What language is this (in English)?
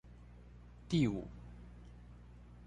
Chinese